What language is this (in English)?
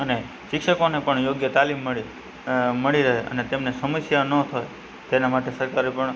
Gujarati